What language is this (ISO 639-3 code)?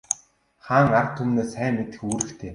mon